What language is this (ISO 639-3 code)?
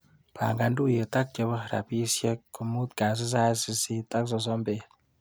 kln